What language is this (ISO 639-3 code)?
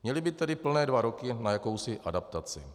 ces